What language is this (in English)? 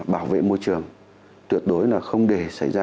Vietnamese